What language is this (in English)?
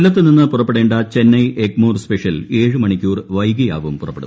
Malayalam